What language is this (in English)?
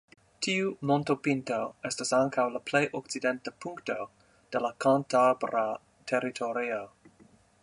Esperanto